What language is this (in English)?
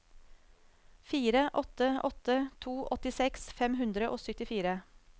Norwegian